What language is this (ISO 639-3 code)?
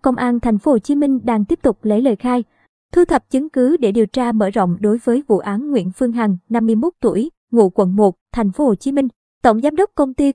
vie